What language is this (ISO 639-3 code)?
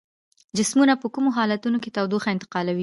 pus